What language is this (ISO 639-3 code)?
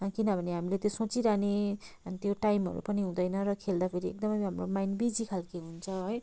nep